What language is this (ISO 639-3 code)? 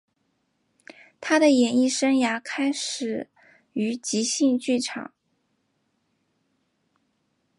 zho